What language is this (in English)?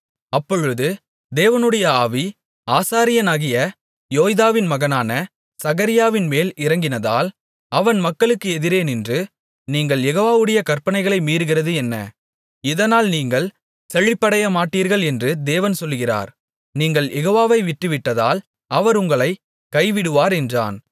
Tamil